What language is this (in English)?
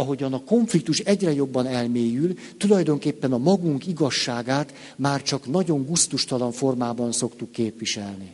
Hungarian